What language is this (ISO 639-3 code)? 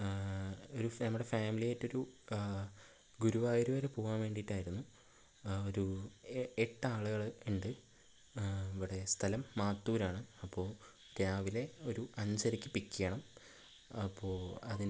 mal